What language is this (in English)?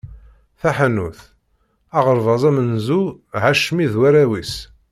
Kabyle